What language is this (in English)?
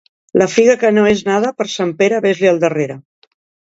Catalan